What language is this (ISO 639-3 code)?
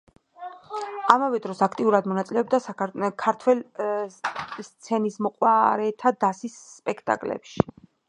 kat